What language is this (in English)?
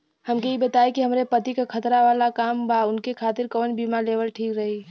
Bhojpuri